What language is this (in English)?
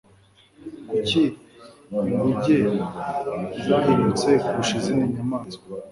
Kinyarwanda